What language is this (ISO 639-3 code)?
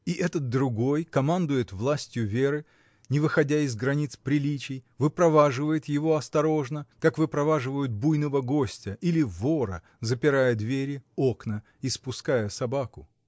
rus